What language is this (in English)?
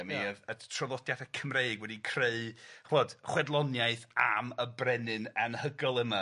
Welsh